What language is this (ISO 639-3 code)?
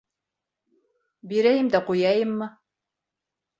bak